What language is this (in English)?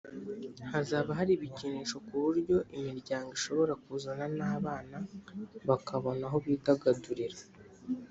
Kinyarwanda